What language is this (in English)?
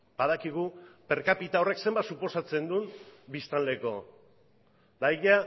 Basque